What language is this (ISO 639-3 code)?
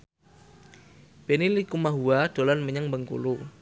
jav